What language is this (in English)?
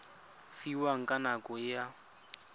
Tswana